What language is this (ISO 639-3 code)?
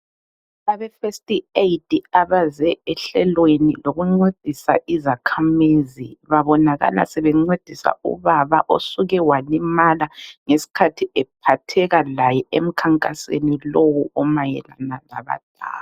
nde